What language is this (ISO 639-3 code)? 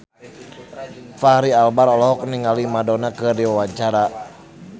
sun